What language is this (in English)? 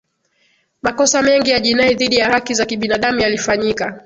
Swahili